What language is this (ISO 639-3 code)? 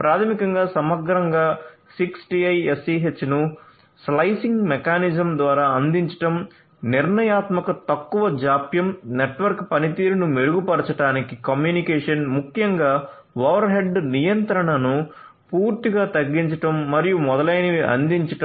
tel